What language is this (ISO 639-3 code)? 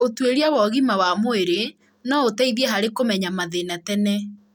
kik